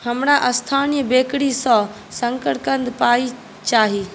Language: Maithili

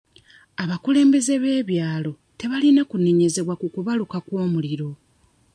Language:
Ganda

